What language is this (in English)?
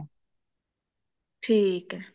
Punjabi